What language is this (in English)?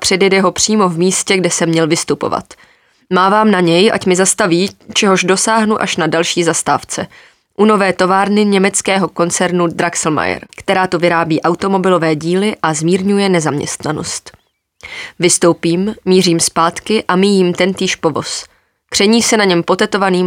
Czech